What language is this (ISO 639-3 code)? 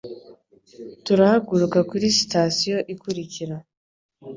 kin